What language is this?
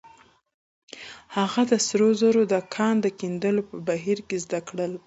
Pashto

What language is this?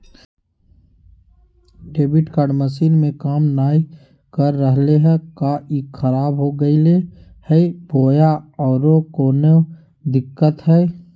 Magahi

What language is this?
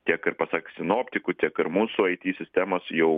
Lithuanian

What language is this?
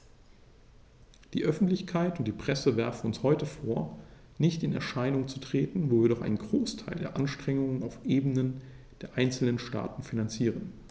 German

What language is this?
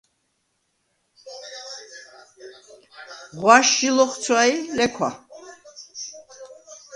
Svan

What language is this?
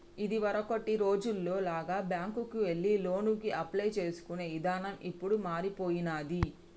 Telugu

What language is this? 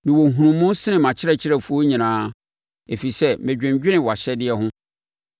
Akan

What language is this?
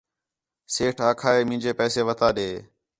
Khetrani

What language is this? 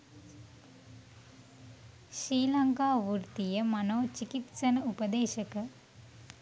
Sinhala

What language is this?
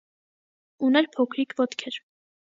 Armenian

